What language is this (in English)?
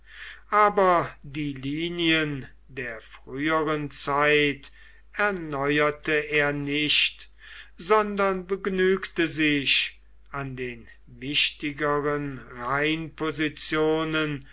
German